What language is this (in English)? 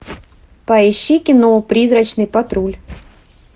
Russian